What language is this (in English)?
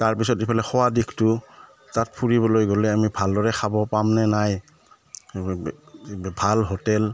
Assamese